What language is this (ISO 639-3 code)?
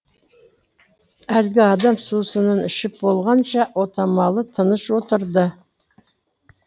kaz